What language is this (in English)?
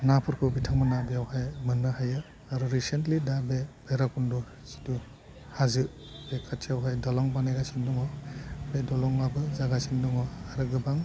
Bodo